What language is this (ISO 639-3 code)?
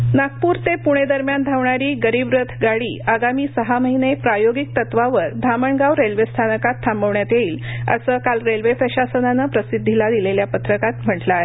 mar